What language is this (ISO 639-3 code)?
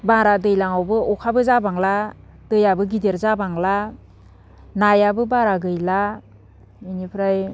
brx